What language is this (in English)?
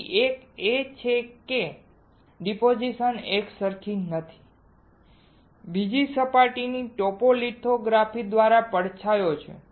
Gujarati